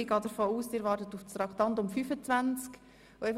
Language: Swiss German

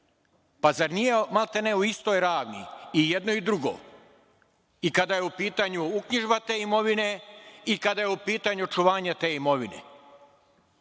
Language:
Serbian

